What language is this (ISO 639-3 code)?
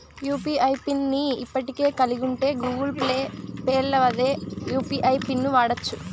tel